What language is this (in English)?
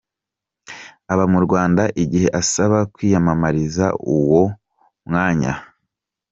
Kinyarwanda